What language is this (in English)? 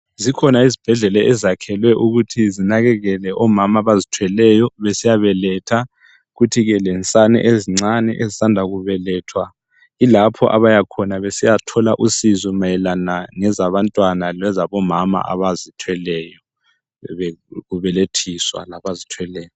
North Ndebele